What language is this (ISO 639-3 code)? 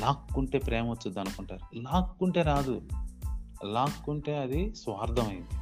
tel